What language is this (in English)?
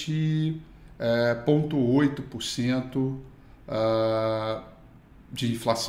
Portuguese